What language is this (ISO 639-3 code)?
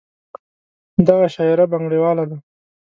pus